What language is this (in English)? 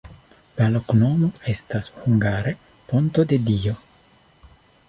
Esperanto